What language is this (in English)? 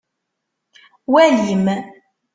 Kabyle